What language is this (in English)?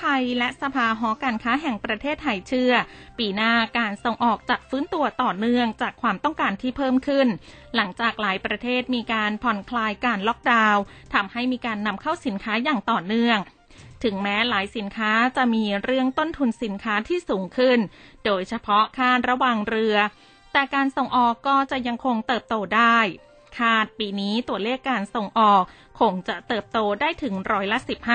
Thai